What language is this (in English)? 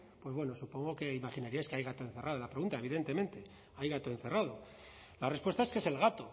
Spanish